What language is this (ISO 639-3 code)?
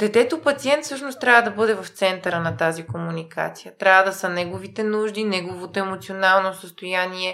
bul